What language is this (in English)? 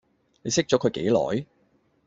Cantonese